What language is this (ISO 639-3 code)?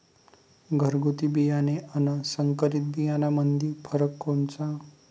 mar